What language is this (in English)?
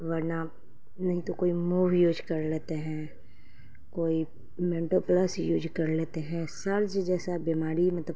Urdu